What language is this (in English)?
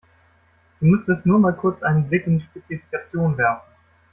German